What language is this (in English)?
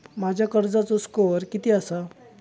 Marathi